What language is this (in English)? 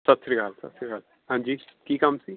Punjabi